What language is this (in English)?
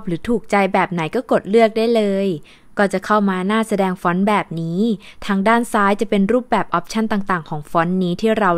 Thai